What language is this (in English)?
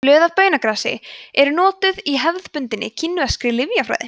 Icelandic